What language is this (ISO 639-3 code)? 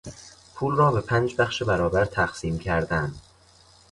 fas